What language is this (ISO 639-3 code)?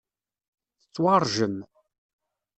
kab